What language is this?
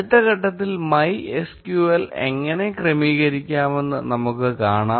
Malayalam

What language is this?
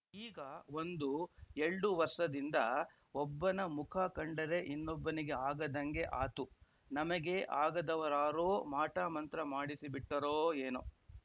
Kannada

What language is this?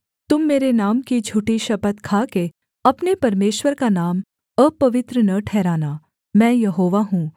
Hindi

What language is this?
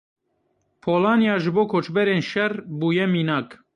Kurdish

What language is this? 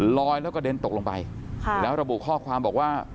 Thai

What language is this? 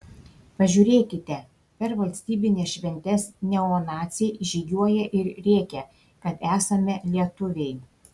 Lithuanian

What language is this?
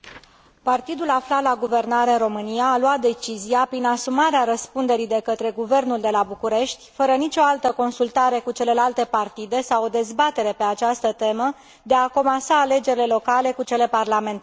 Romanian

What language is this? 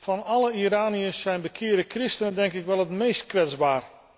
Dutch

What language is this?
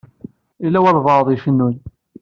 Kabyle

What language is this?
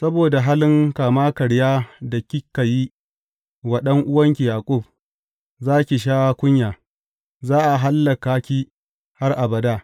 Hausa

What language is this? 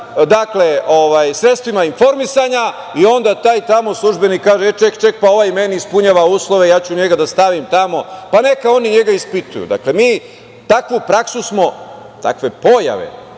Serbian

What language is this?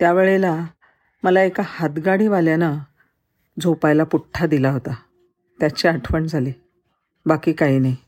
Marathi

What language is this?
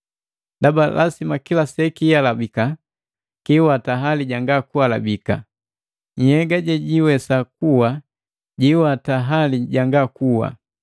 Matengo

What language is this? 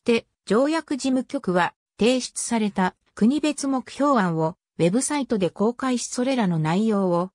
Japanese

